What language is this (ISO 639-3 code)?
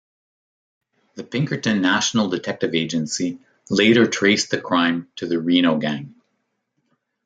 eng